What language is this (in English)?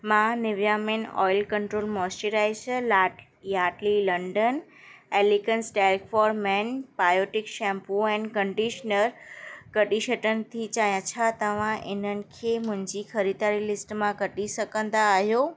Sindhi